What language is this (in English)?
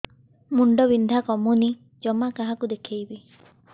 Odia